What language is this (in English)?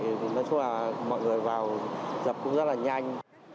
Vietnamese